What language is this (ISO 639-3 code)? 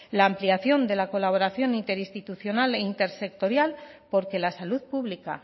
spa